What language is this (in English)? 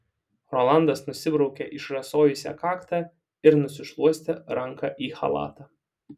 Lithuanian